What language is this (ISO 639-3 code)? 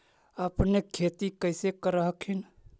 mag